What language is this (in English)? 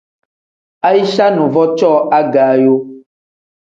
Tem